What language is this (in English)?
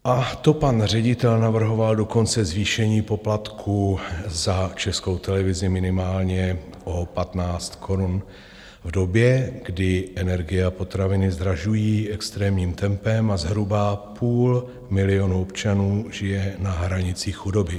Czech